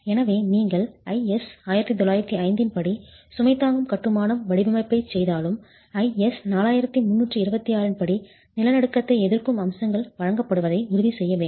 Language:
Tamil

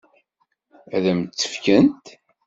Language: Kabyle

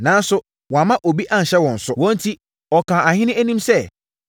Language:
Akan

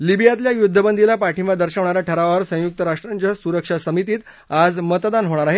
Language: Marathi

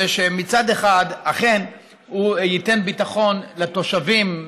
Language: Hebrew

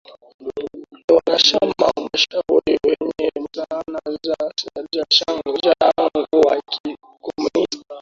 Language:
Swahili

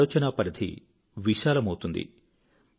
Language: Telugu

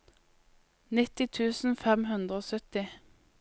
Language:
Norwegian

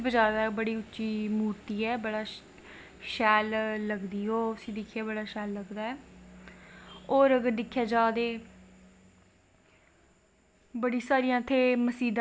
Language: Dogri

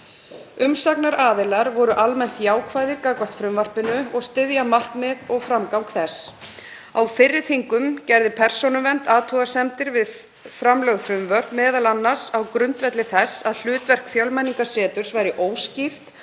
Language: Icelandic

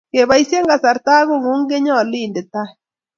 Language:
Kalenjin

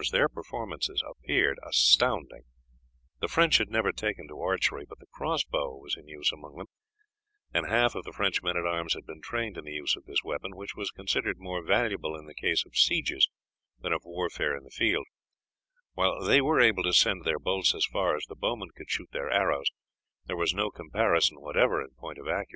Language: English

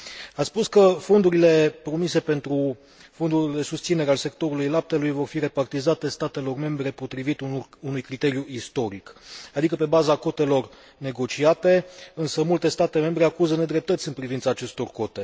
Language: Romanian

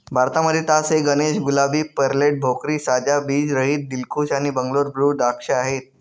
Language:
Marathi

